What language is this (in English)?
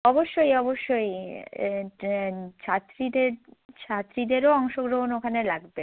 Bangla